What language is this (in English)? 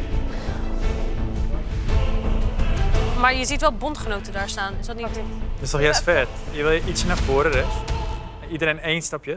Dutch